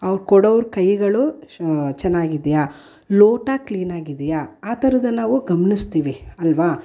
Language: Kannada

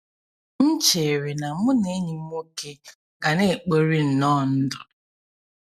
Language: Igbo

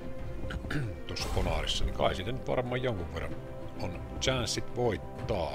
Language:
Finnish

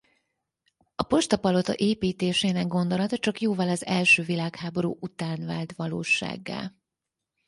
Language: Hungarian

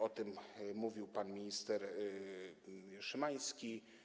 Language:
Polish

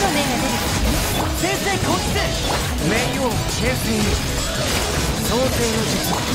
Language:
Japanese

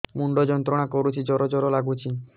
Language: Odia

